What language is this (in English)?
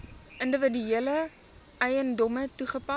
Afrikaans